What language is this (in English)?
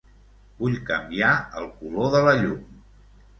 Catalan